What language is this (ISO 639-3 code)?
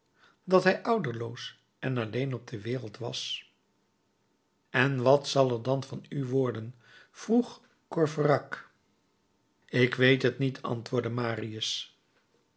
nld